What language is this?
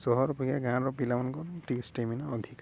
Odia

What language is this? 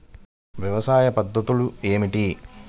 Telugu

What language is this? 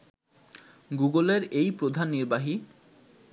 Bangla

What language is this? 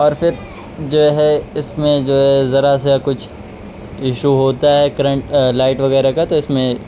Urdu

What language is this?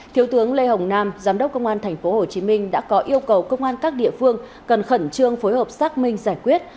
Vietnamese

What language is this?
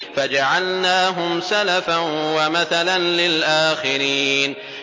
Arabic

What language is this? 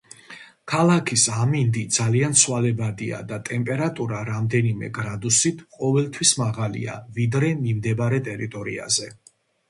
Georgian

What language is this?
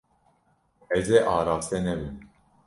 Kurdish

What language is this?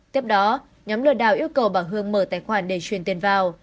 Vietnamese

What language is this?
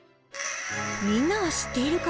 Japanese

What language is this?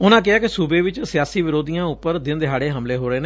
Punjabi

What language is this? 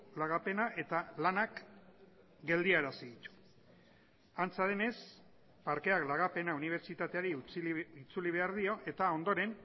Basque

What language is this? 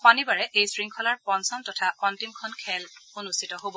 Assamese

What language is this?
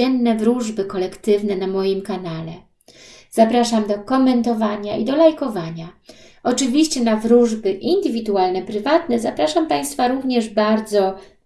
Polish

